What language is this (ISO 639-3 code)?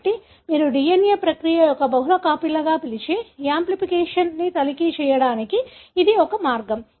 tel